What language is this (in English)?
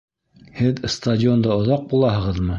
Bashkir